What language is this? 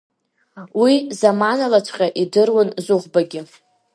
Abkhazian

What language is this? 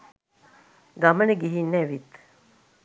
Sinhala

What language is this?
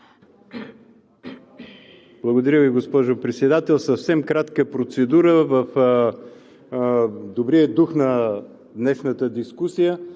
Bulgarian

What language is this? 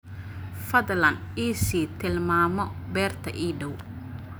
Somali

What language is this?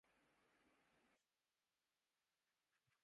Urdu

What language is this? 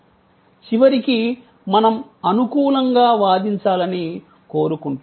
Telugu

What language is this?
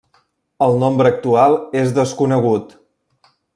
Catalan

